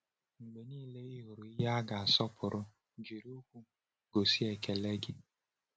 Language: Igbo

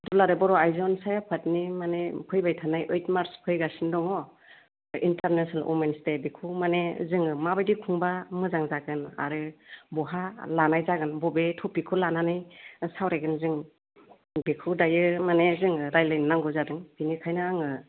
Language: Bodo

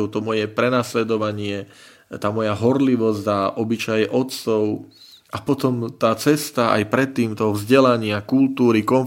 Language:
Slovak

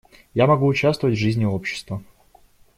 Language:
Russian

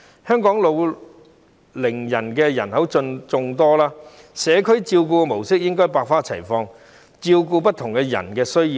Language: Cantonese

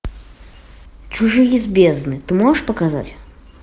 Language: Russian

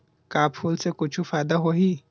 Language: Chhattisgarhi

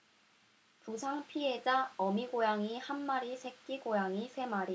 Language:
Korean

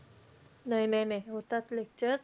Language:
Marathi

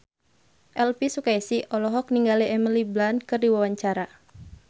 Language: Sundanese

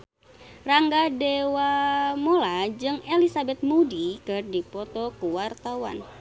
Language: Sundanese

